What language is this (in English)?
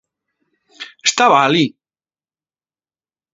Galician